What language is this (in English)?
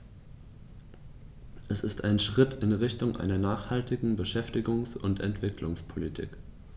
German